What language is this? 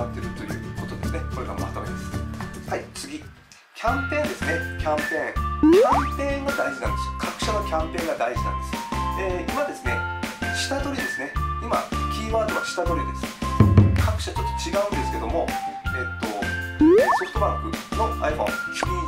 Japanese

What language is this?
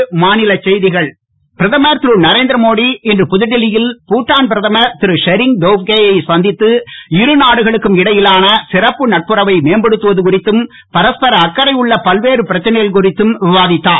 Tamil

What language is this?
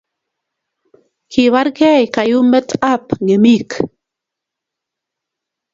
Kalenjin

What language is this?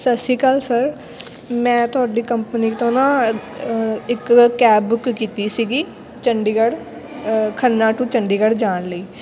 Punjabi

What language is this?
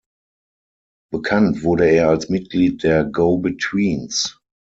German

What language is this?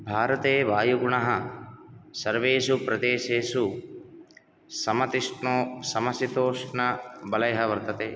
Sanskrit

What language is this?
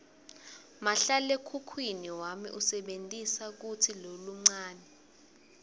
Swati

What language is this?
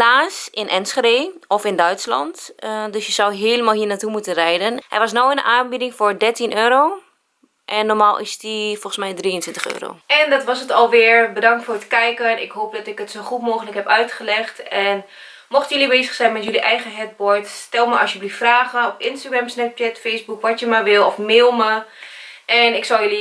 Dutch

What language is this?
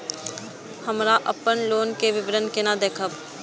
Maithili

